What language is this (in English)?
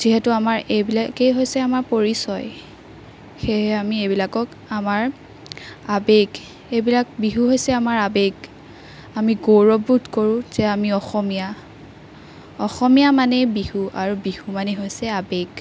Assamese